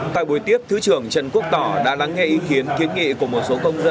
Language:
Vietnamese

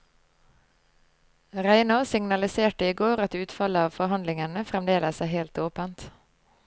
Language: Norwegian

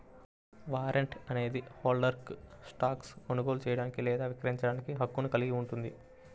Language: Telugu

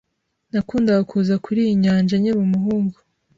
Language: Kinyarwanda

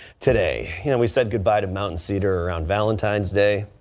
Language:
English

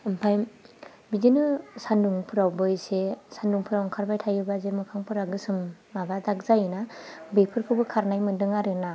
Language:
Bodo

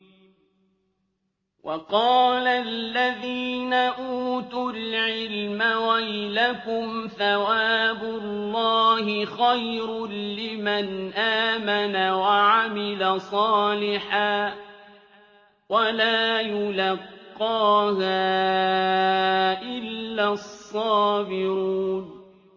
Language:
Arabic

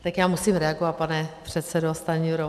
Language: Czech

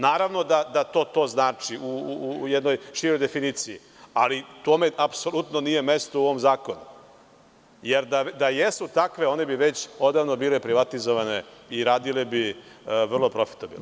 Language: Serbian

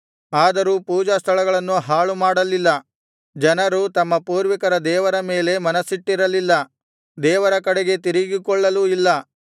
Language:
Kannada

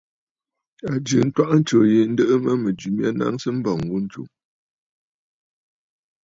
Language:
Bafut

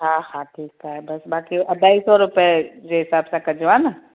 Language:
Sindhi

